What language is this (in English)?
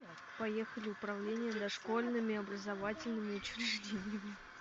Russian